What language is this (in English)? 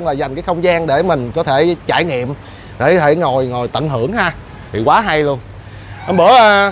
Vietnamese